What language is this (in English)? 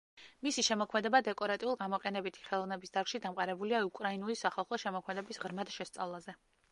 Georgian